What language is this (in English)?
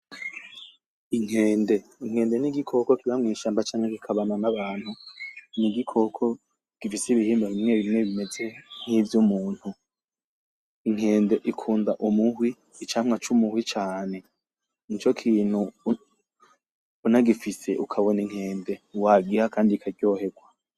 Rundi